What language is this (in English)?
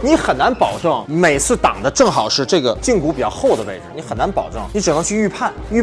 Chinese